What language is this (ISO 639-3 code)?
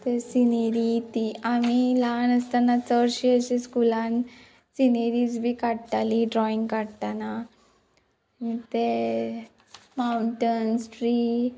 kok